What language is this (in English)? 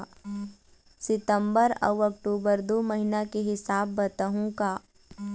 Chhattisgarhi